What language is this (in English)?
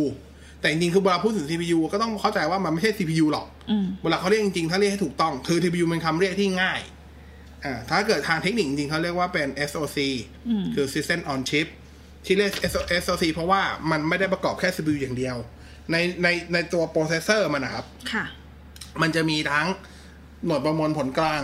Thai